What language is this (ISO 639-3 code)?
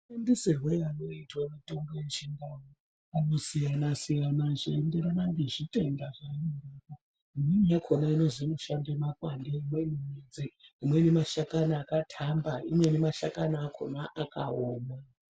ndc